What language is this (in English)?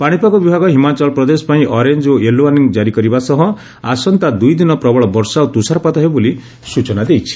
Odia